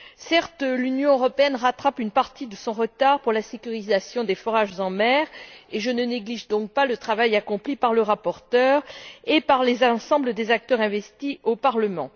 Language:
French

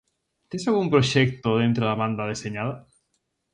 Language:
Galician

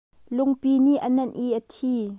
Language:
Hakha Chin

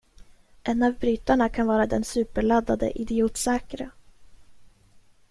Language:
Swedish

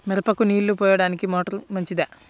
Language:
Telugu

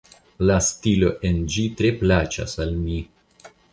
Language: Esperanto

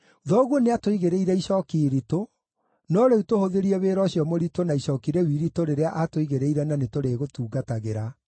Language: Kikuyu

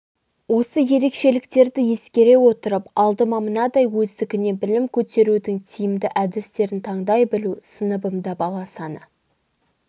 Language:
Kazakh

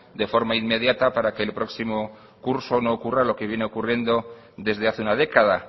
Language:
Spanish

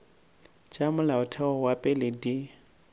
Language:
Northern Sotho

